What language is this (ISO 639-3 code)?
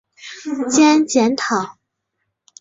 zho